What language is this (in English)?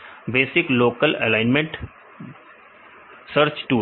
Hindi